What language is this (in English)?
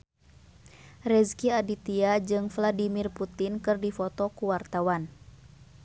Sundanese